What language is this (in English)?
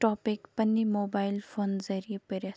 Kashmiri